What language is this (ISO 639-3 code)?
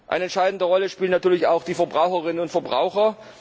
deu